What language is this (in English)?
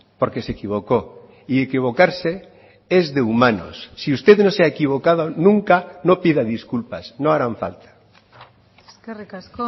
Spanish